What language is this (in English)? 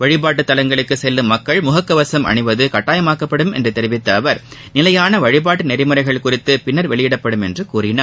Tamil